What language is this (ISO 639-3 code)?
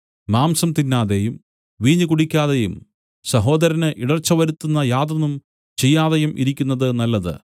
mal